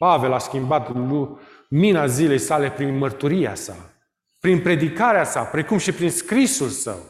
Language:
Romanian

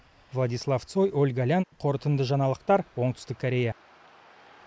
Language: Kazakh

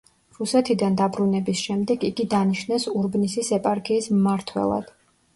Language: Georgian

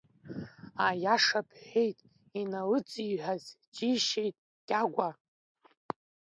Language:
Abkhazian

